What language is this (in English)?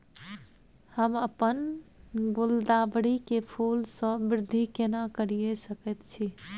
Maithili